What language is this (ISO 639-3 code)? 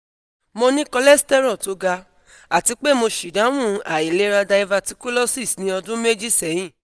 yor